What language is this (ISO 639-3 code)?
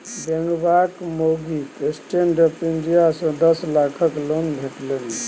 mai